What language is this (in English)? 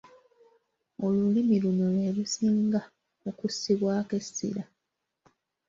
Ganda